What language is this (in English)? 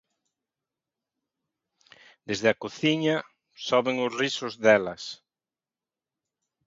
Galician